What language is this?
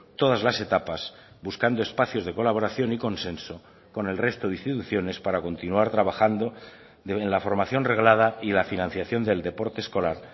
Spanish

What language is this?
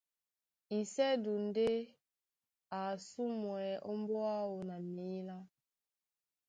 Duala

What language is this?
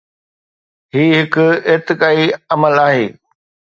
Sindhi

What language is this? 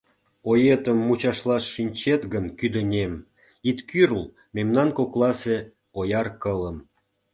Mari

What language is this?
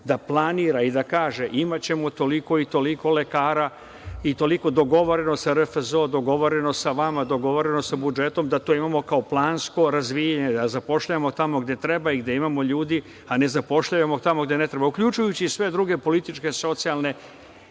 Serbian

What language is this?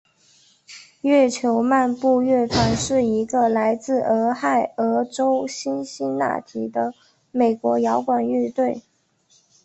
Chinese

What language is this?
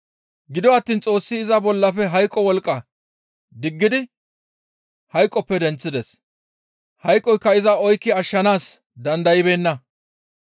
Gamo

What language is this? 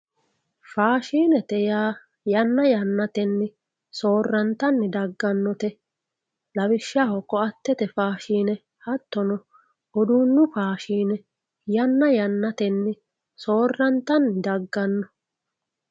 Sidamo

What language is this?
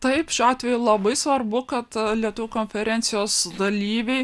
Lithuanian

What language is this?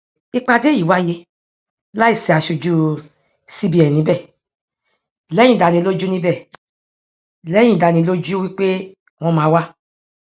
Yoruba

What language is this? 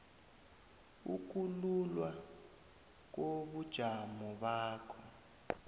South Ndebele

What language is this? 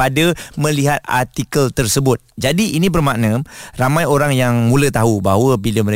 Malay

